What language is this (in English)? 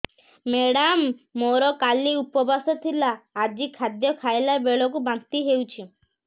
Odia